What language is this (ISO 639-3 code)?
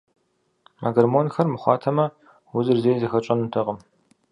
kbd